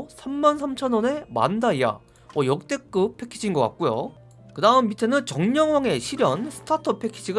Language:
Korean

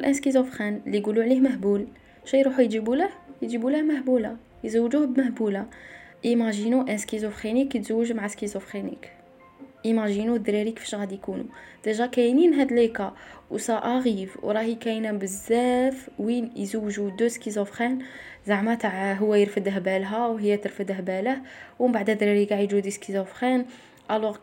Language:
Arabic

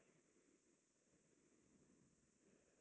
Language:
Kannada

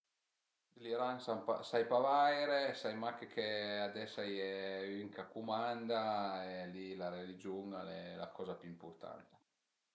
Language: Piedmontese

